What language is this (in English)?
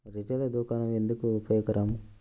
Telugu